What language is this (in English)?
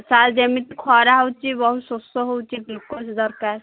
Odia